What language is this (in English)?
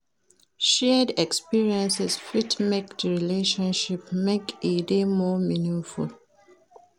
Nigerian Pidgin